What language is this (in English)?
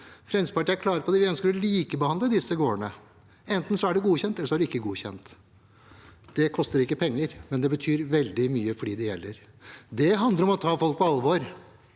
Norwegian